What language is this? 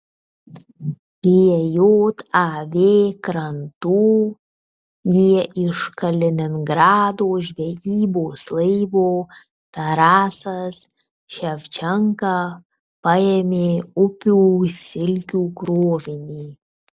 Lithuanian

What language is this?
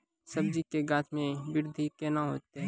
Maithili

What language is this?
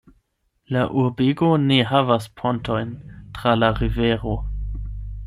Esperanto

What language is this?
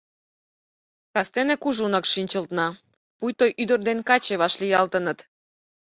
Mari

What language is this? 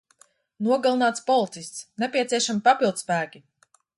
Latvian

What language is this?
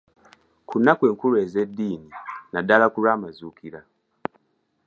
Ganda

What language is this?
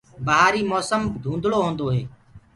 Gurgula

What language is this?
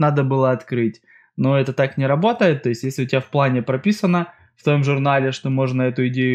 Russian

